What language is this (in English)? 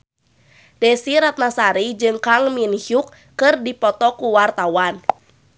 Sundanese